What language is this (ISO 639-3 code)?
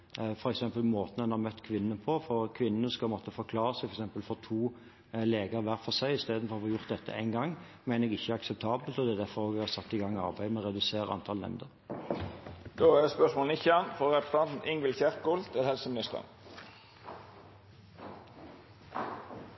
nob